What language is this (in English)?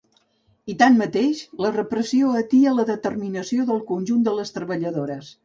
Catalan